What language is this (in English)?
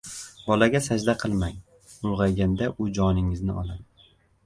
Uzbek